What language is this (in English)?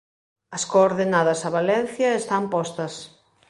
Galician